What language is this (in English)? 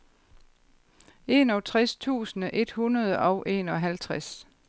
Danish